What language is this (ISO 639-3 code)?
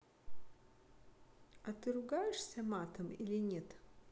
rus